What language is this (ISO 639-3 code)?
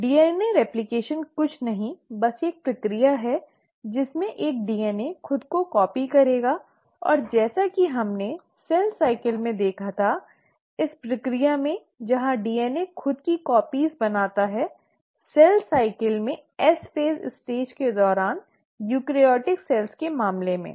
hin